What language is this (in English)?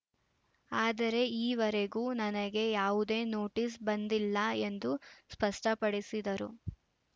Kannada